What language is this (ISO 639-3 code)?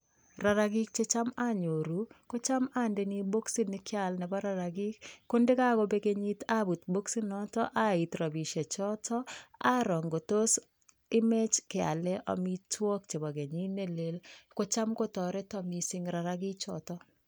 kln